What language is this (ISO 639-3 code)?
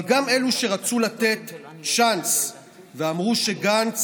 heb